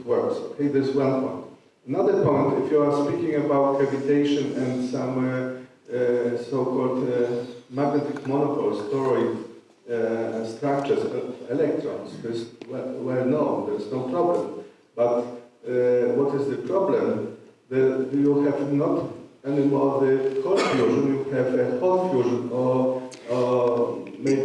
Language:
English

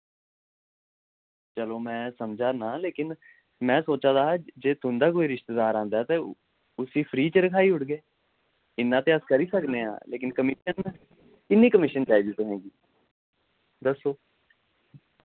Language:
Dogri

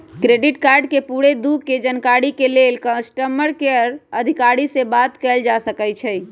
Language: Magahi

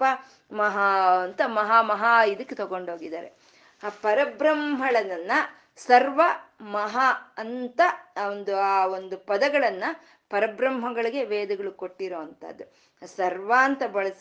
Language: Kannada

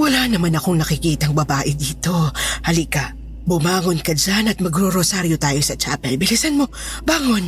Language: Filipino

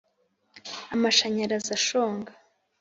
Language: Kinyarwanda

